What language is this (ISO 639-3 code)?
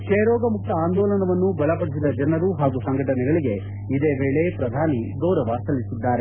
kan